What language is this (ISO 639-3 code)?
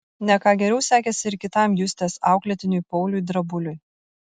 lit